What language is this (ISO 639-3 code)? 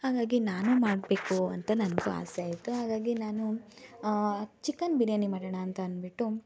kan